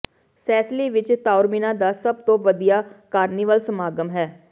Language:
Punjabi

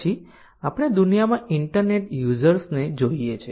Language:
Gujarati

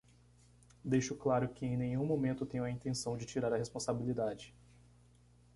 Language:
Portuguese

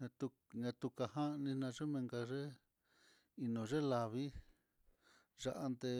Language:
Mitlatongo Mixtec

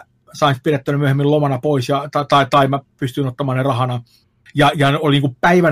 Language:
Finnish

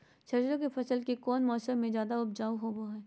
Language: Magahi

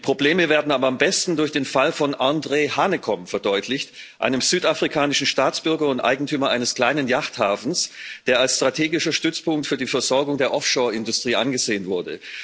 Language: German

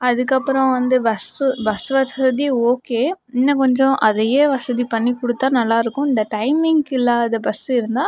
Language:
Tamil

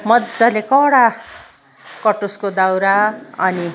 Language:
Nepali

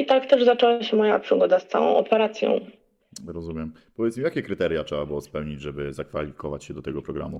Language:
Polish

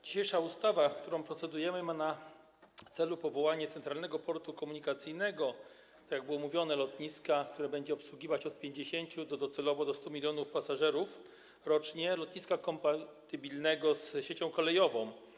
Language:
Polish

